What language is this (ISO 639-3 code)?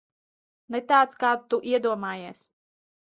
lav